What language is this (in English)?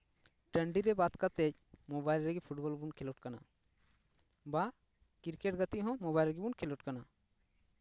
Santali